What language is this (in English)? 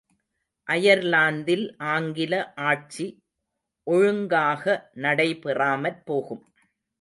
Tamil